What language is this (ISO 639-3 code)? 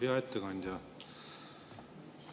est